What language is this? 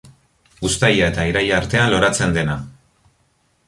Basque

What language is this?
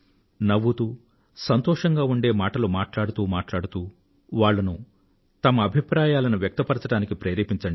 Telugu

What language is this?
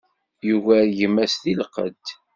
Kabyle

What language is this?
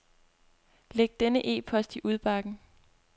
Danish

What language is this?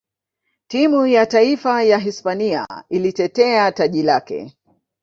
Swahili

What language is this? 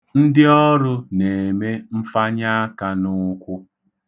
Igbo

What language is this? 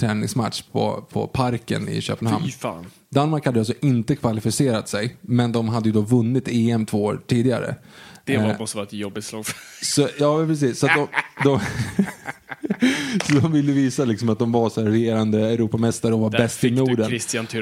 Swedish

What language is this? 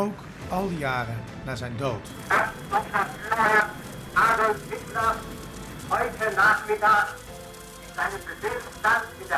Dutch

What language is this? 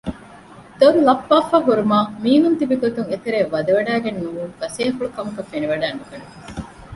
Divehi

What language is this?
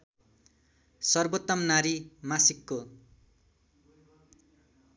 Nepali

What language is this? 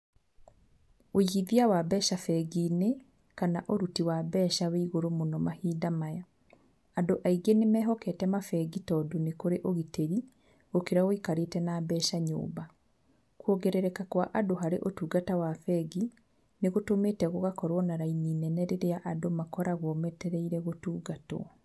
Kikuyu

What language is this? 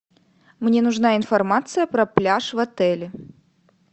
Russian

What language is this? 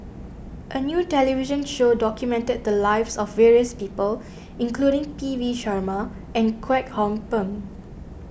English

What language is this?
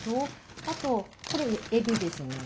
Japanese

